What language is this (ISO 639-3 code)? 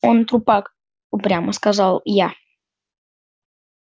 rus